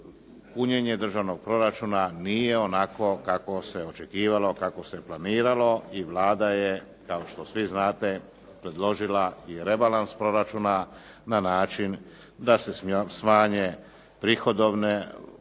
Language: Croatian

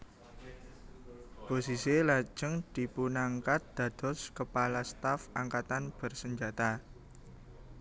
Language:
Javanese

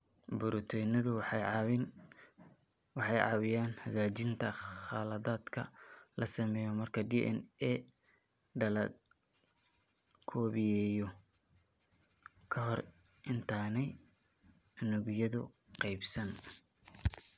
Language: Somali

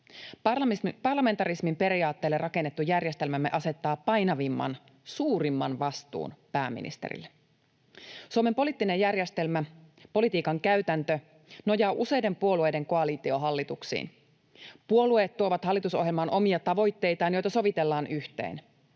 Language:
Finnish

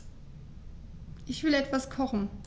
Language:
German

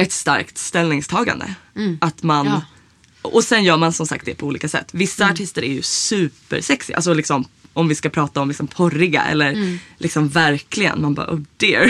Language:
Swedish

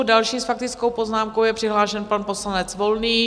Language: Czech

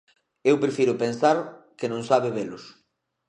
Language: Galician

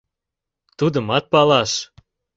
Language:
Mari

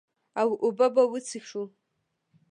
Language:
Pashto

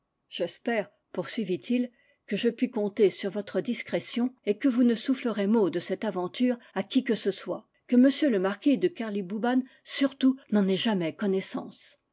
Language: French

